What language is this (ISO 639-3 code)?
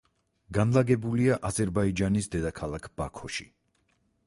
kat